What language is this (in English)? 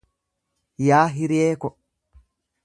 Oromo